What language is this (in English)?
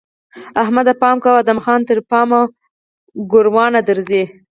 Pashto